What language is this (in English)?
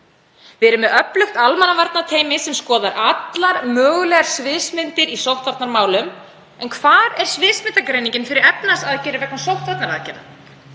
Icelandic